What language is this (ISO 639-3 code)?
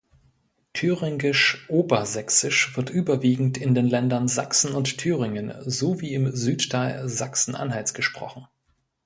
deu